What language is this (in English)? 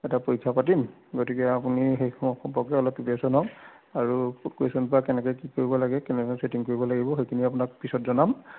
Assamese